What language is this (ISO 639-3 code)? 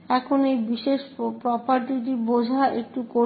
ben